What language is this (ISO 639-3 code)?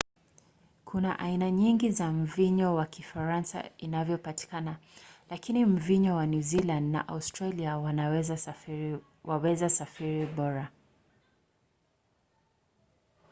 swa